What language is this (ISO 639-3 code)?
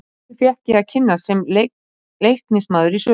isl